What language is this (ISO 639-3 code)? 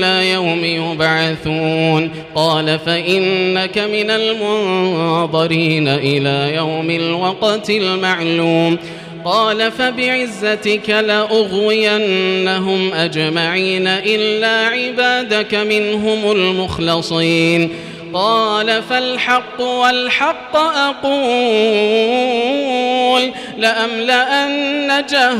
ara